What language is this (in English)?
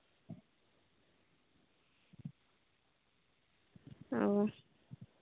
Santali